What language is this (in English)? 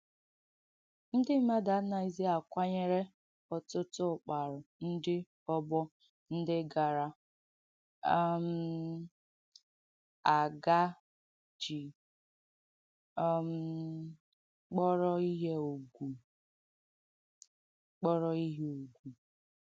Igbo